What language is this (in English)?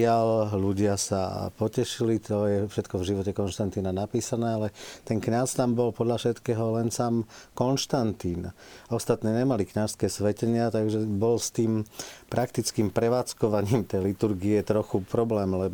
Slovak